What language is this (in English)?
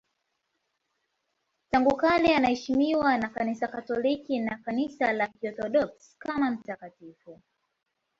Swahili